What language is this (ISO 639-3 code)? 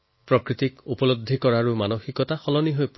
asm